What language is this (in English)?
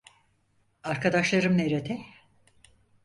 Turkish